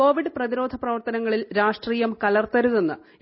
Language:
Malayalam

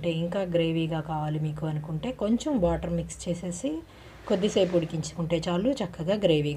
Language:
Telugu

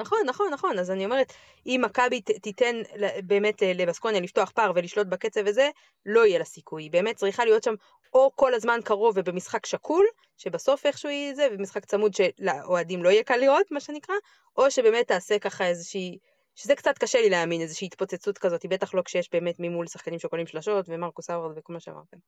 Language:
Hebrew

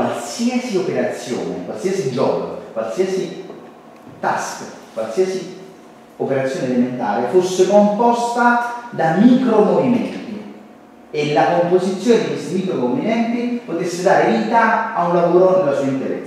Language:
Italian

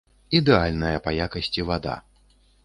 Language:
Belarusian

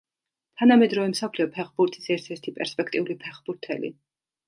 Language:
Georgian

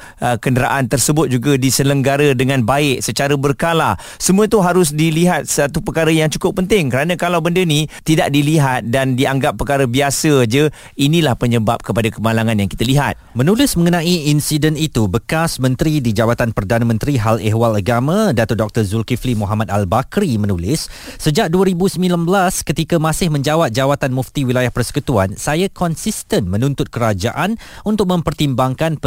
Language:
Malay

